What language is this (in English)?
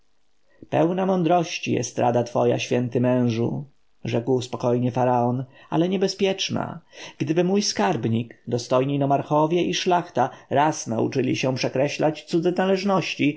Polish